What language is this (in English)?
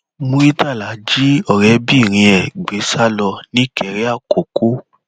Yoruba